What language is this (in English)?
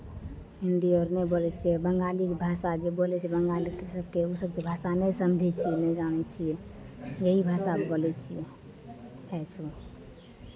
Maithili